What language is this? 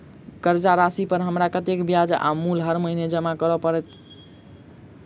Maithili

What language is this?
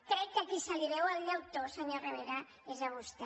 Catalan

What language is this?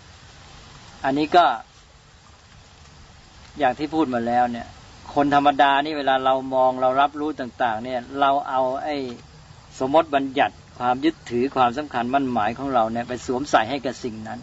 Thai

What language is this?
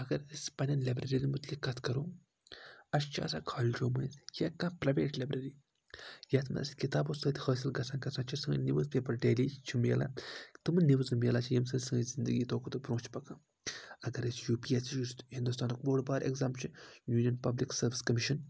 Kashmiri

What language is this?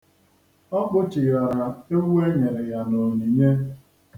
Igbo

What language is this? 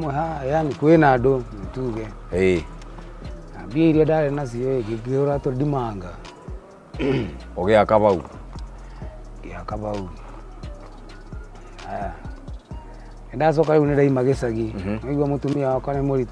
Swahili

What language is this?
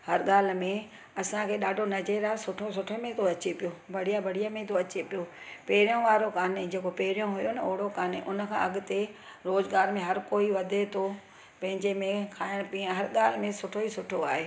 Sindhi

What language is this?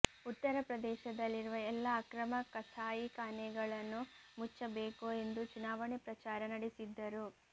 Kannada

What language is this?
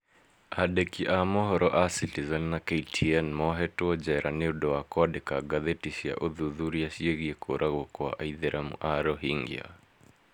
Kikuyu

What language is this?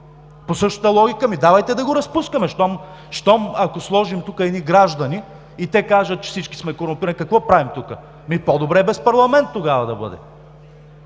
Bulgarian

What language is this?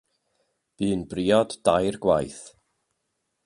Welsh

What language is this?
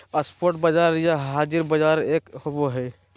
Magahi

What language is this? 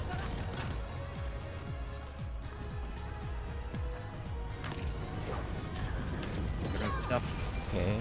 Korean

